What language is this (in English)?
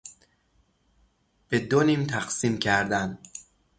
Persian